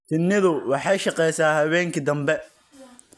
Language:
Somali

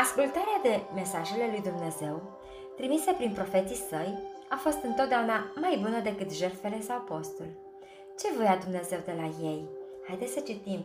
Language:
Romanian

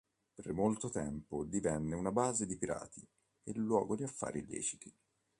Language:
Italian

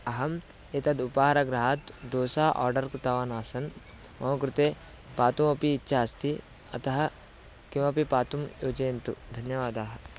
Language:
Sanskrit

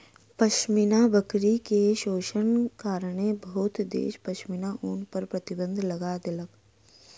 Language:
Maithili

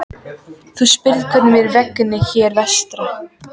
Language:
Icelandic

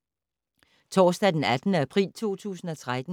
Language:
Danish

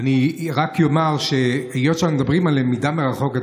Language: Hebrew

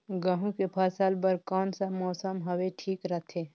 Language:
Chhattisgarhi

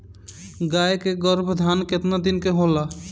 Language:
Bhojpuri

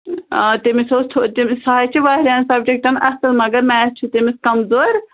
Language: Kashmiri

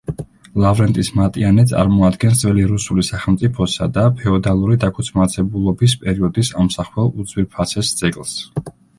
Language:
Georgian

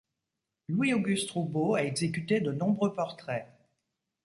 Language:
French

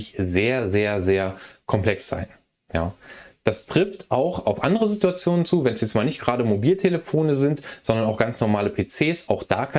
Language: German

